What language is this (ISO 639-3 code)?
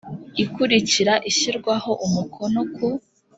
kin